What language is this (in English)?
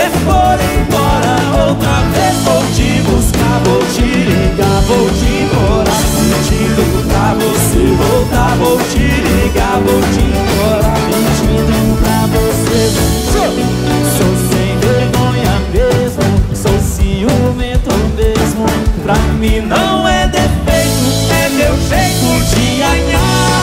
Romanian